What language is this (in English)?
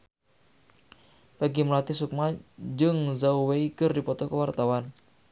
Sundanese